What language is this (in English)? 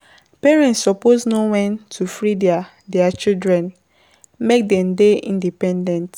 Nigerian Pidgin